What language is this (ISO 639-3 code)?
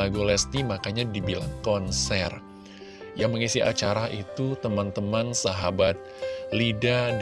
ind